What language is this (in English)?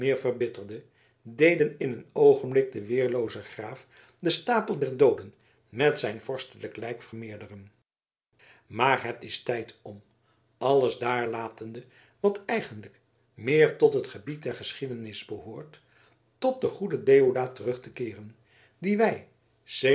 Dutch